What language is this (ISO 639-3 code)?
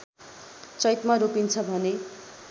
nep